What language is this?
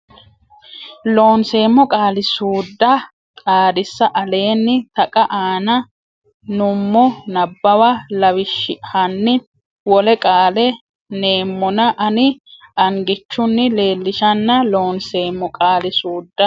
Sidamo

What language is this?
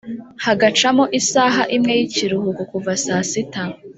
Kinyarwanda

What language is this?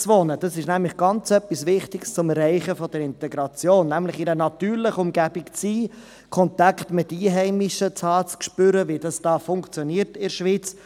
Swiss German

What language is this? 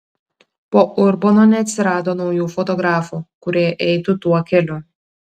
Lithuanian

